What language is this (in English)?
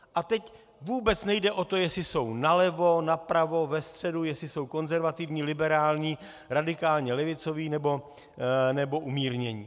Czech